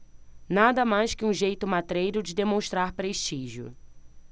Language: Portuguese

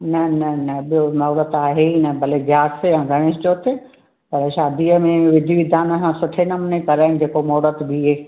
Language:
Sindhi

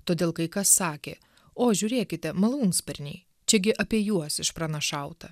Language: Lithuanian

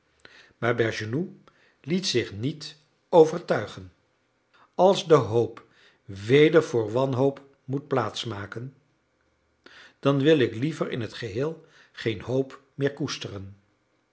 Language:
Dutch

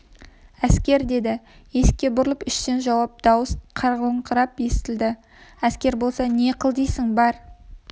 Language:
Kazakh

